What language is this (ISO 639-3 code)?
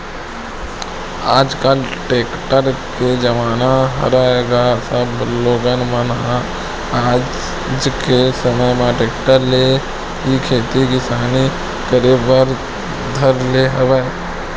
hne